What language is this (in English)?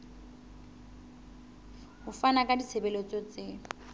Southern Sotho